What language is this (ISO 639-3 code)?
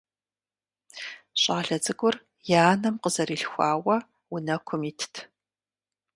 kbd